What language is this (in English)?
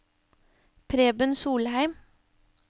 Norwegian